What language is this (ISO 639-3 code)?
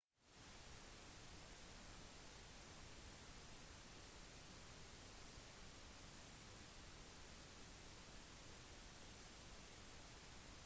nob